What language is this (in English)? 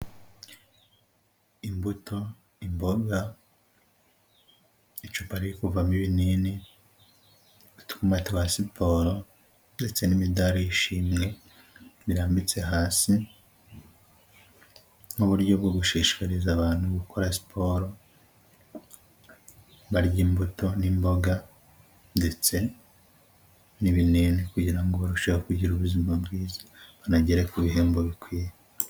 Kinyarwanda